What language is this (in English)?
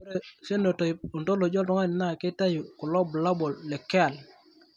Masai